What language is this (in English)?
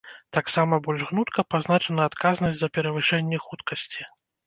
Belarusian